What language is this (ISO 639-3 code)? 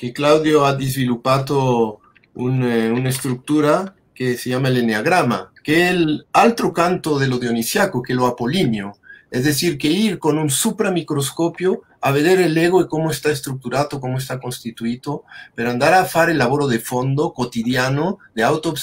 ita